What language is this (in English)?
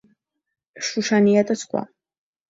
Georgian